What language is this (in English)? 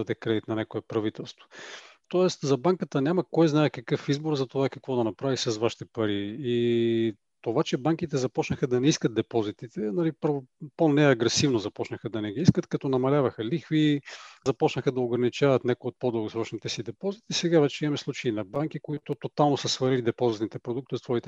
Bulgarian